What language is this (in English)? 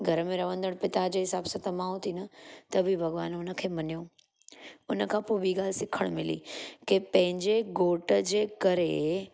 Sindhi